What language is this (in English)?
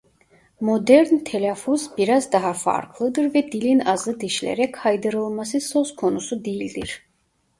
Turkish